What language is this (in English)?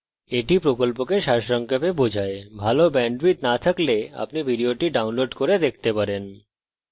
Bangla